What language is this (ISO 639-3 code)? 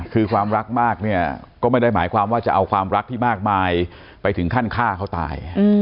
tha